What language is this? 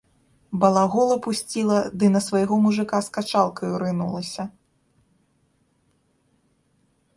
Belarusian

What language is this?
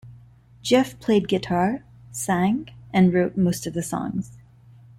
English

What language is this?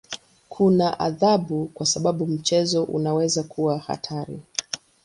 Swahili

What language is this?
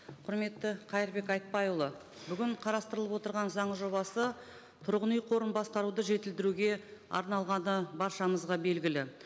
Kazakh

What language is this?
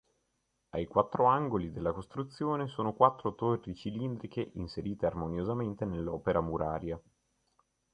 Italian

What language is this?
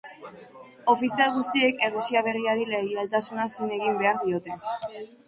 Basque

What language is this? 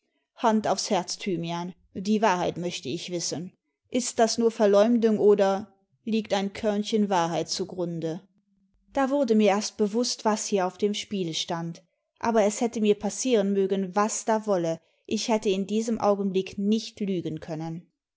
German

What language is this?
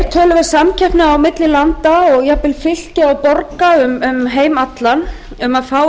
Icelandic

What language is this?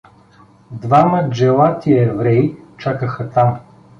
Bulgarian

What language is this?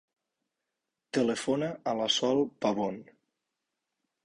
Catalan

